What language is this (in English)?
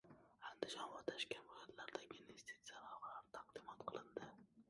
Uzbek